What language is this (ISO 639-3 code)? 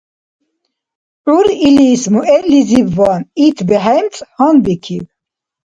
dar